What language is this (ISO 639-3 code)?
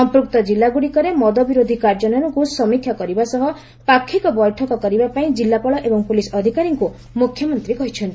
ori